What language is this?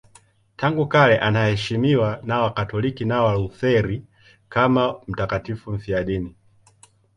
Swahili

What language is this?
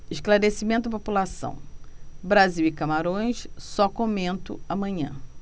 Portuguese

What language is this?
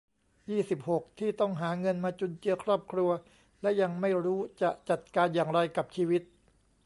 Thai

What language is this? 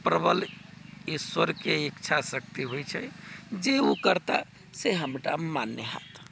Maithili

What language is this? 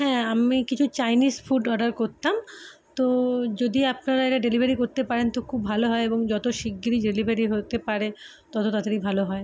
Bangla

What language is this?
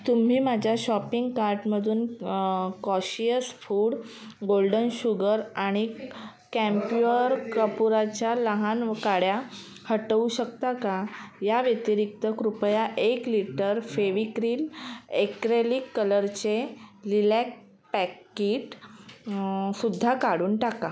Marathi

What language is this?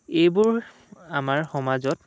Assamese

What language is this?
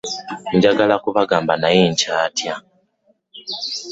Ganda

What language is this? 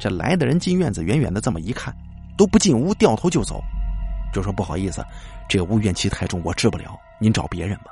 Chinese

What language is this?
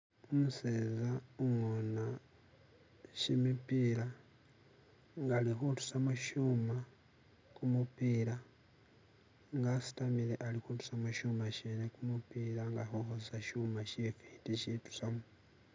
Masaaba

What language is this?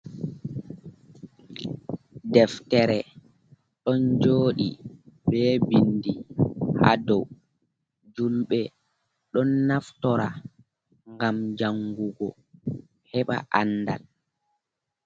Fula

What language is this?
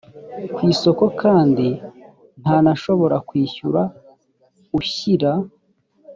Kinyarwanda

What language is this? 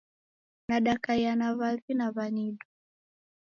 Taita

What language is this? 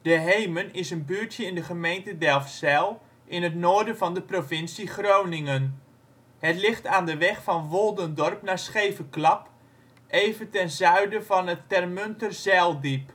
Dutch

